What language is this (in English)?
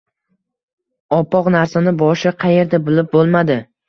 Uzbek